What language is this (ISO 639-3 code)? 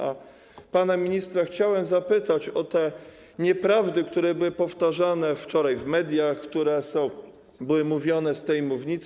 pol